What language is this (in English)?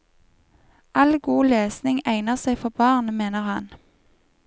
Norwegian